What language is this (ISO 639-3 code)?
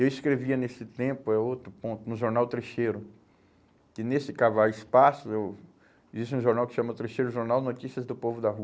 por